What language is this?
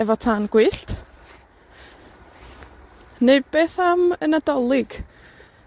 Welsh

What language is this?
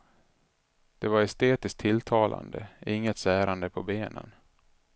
Swedish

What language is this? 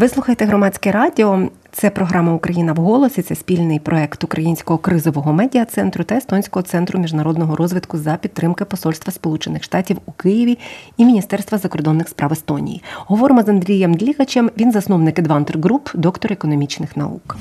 Ukrainian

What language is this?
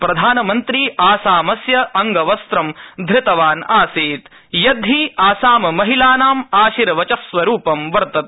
Sanskrit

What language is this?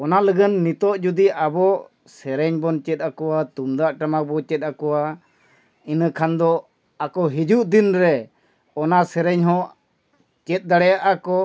Santali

